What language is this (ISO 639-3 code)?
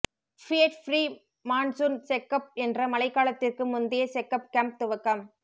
tam